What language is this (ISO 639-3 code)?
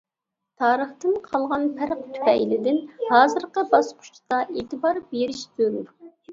uig